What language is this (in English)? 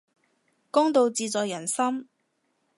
Cantonese